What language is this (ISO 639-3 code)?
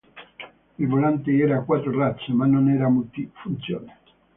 ita